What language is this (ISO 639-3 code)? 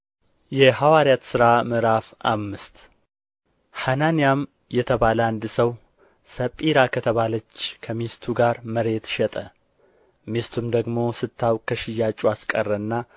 amh